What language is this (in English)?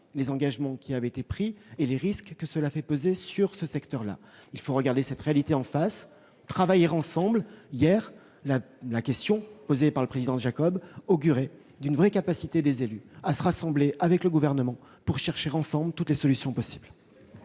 French